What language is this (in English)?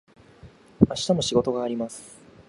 Japanese